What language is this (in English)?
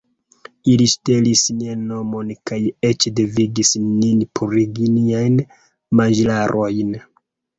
Esperanto